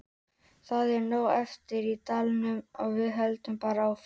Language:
Icelandic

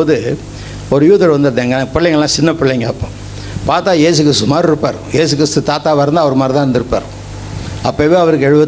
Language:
Tamil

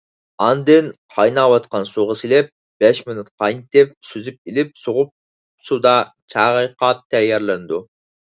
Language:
Uyghur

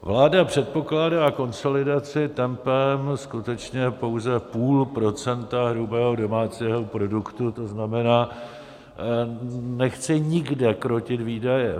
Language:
Czech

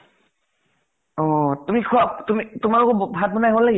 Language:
Assamese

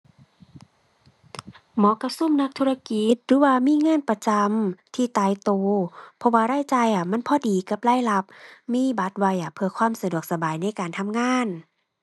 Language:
Thai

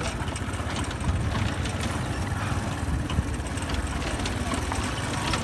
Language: English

